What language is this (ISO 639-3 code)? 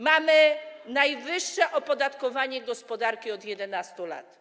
pol